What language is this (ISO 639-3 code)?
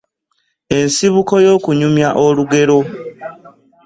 lug